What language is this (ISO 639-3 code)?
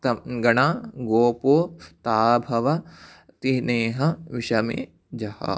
san